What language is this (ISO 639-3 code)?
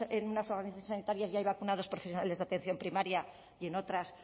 spa